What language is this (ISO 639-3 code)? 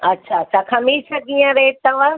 snd